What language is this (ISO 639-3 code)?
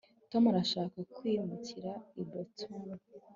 kin